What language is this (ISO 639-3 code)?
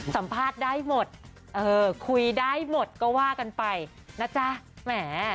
tha